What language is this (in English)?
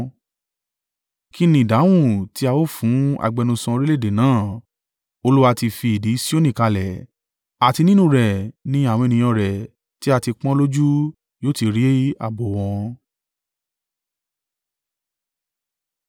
Yoruba